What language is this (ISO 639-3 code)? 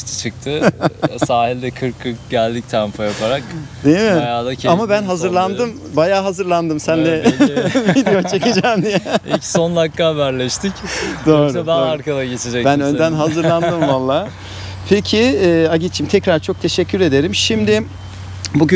tur